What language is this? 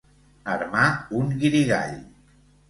Catalan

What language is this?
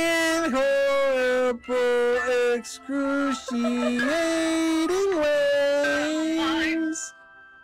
English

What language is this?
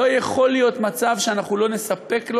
Hebrew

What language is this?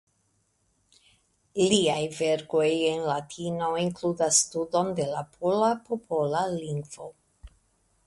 Esperanto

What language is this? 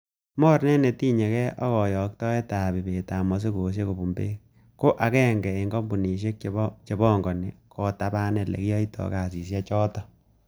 Kalenjin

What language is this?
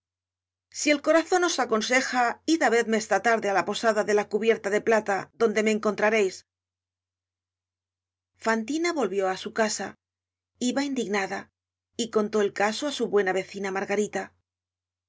Spanish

